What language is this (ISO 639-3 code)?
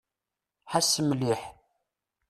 kab